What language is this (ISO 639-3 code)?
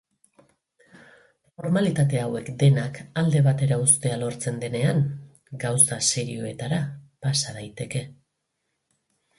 eus